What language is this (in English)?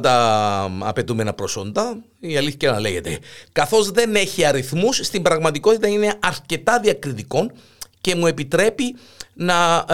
Greek